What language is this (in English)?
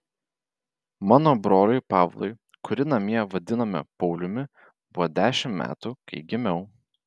Lithuanian